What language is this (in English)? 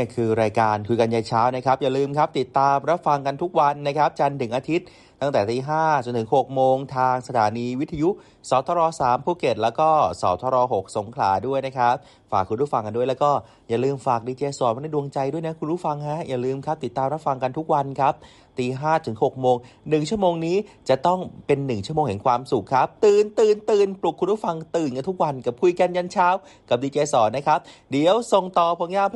Thai